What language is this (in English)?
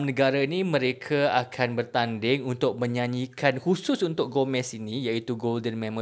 Malay